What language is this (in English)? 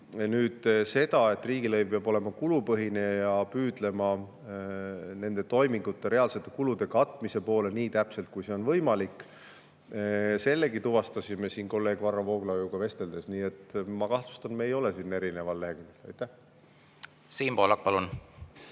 Estonian